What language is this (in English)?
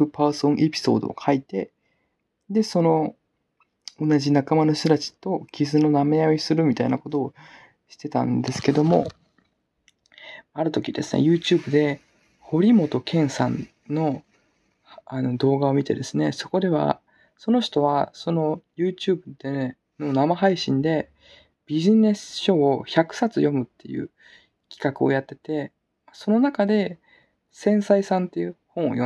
Japanese